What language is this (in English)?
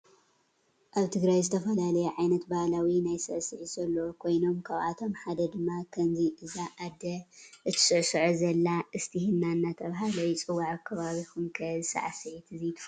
Tigrinya